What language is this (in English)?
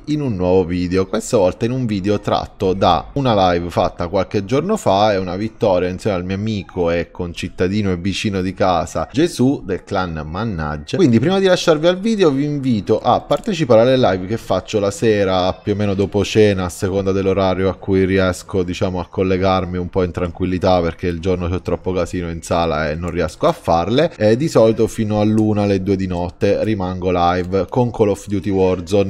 Italian